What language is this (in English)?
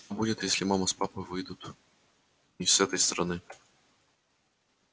Russian